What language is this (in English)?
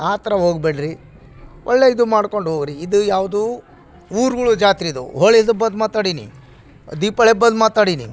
Kannada